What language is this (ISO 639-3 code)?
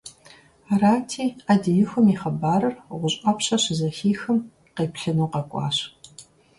kbd